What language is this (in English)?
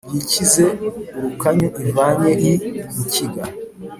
Kinyarwanda